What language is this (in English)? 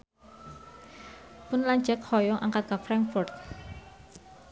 Sundanese